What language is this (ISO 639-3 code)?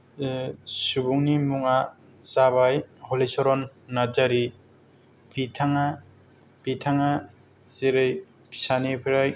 brx